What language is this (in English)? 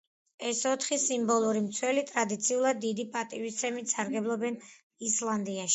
Georgian